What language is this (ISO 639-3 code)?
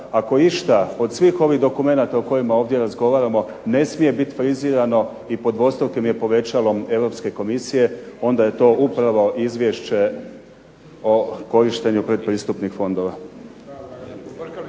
hrv